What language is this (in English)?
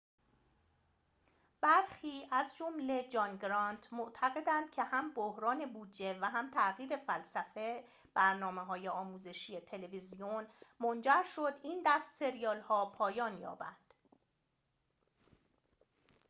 Persian